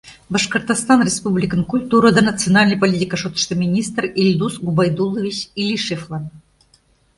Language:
Mari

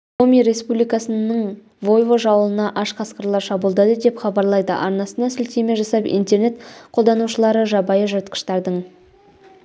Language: Kazakh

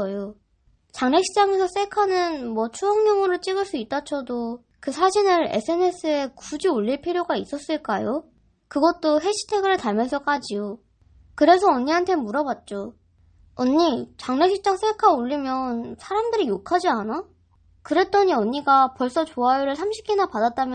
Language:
Korean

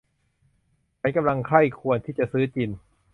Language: Thai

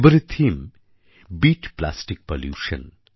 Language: Bangla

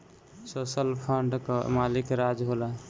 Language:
Bhojpuri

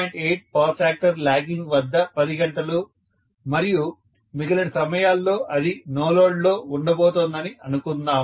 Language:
Telugu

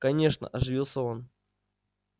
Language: Russian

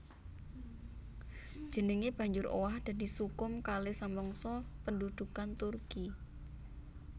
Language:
Javanese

